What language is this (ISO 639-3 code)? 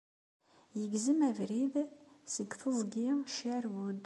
kab